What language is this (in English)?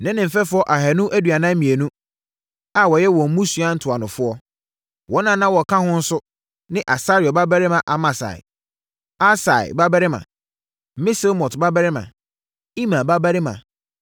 Akan